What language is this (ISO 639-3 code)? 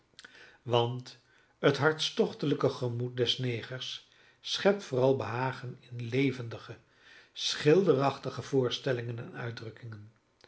nld